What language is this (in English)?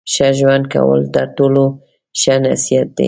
Pashto